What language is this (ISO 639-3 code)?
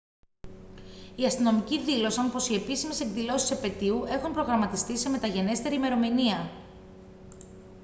ell